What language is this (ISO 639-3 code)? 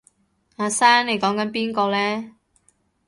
yue